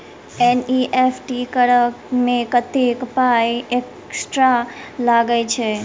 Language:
Maithili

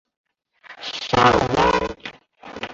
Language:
Chinese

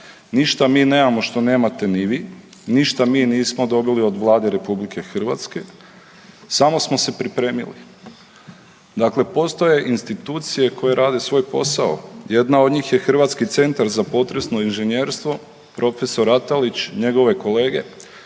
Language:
Croatian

